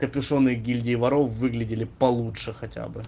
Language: Russian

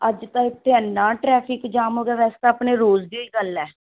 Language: Punjabi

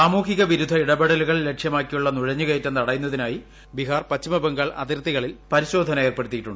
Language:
Malayalam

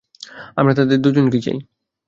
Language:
Bangla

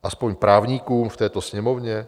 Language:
Czech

